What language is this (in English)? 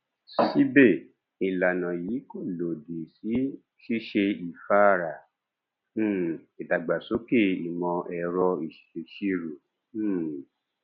Yoruba